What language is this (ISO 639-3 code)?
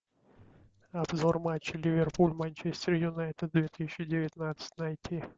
rus